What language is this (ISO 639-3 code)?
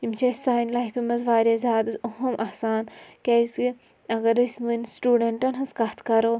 kas